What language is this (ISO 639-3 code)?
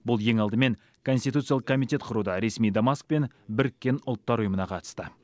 kaz